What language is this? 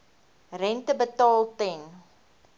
Afrikaans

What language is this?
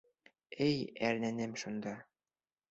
Bashkir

